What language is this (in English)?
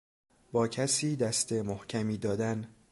Persian